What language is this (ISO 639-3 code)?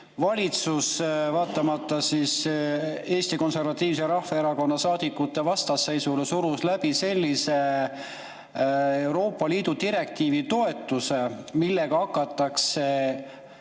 est